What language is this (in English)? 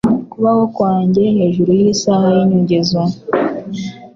Kinyarwanda